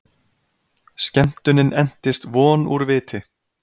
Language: Icelandic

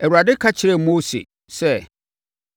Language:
Akan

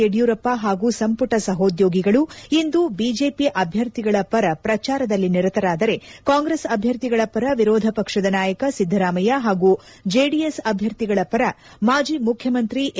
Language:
Kannada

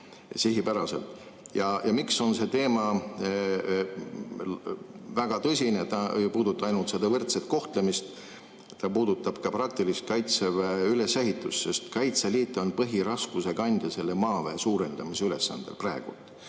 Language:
Estonian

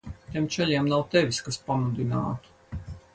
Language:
Latvian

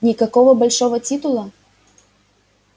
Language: Russian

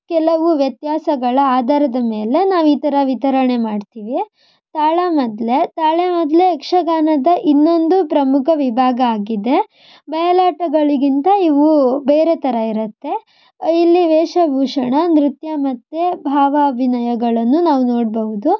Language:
Kannada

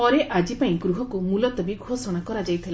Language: Odia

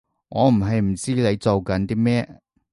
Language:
Cantonese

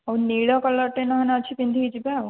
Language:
Odia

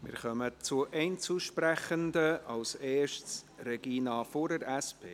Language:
Swiss German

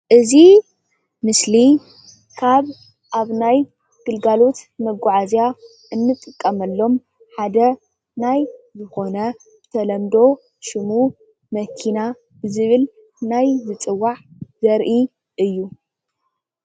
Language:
Tigrinya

